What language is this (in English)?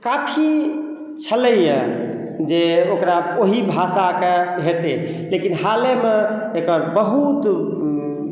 Maithili